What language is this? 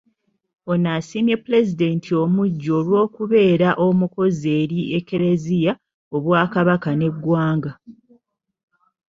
Ganda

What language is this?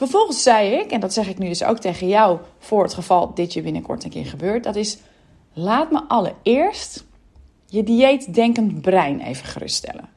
Dutch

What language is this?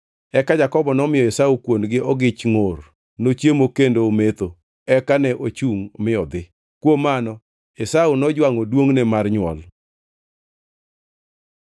Luo (Kenya and Tanzania)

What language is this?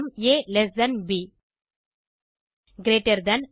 Tamil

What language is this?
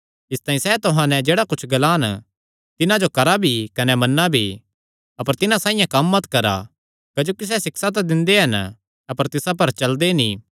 Kangri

